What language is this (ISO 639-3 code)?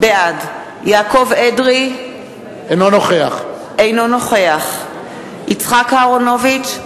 heb